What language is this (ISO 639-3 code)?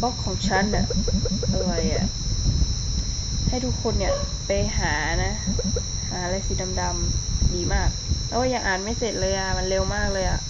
tha